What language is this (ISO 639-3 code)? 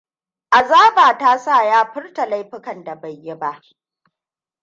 hau